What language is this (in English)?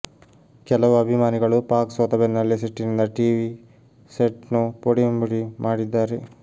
Kannada